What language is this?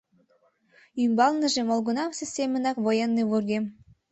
Mari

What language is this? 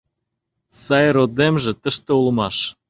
Mari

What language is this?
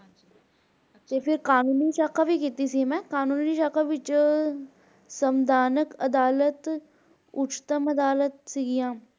Punjabi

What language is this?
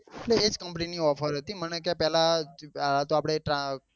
Gujarati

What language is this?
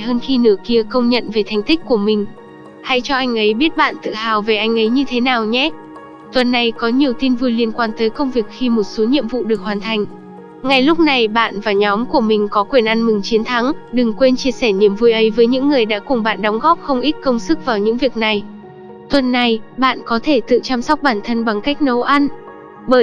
Vietnamese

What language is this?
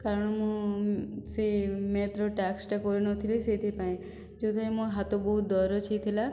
Odia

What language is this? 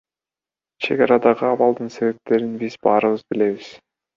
Kyrgyz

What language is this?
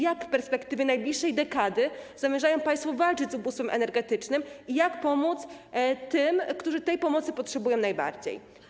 Polish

